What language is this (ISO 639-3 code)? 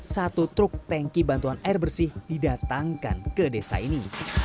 ind